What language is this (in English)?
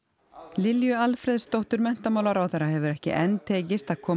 Icelandic